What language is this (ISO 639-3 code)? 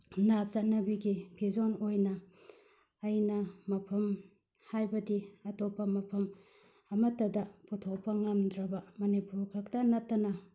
mni